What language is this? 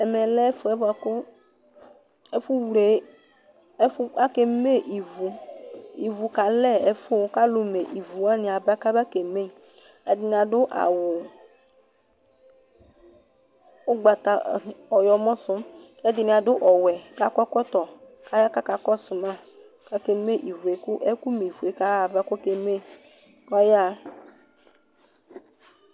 Ikposo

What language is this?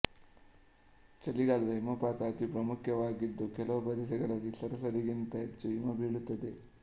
Kannada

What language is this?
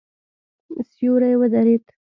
Pashto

